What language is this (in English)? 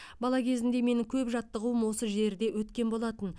Kazakh